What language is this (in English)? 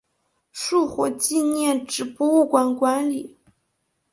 Chinese